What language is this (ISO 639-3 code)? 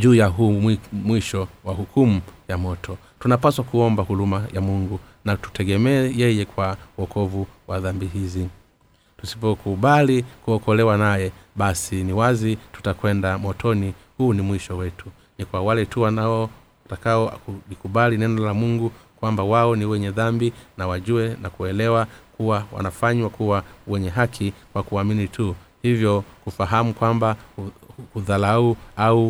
swa